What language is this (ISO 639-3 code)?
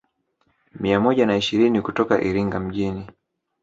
swa